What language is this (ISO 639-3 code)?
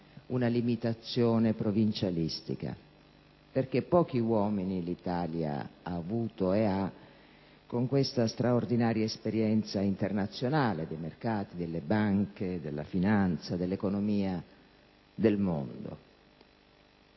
ita